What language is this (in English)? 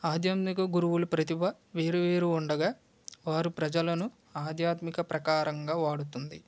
Telugu